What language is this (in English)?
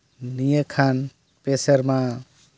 Santali